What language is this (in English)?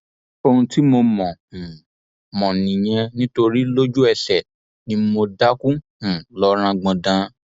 Yoruba